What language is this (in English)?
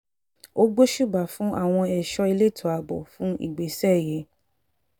Yoruba